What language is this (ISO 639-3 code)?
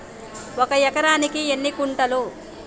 tel